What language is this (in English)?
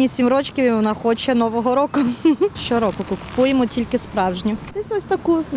Ukrainian